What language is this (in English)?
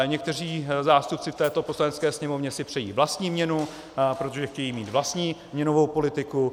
Czech